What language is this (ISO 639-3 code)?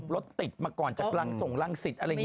tha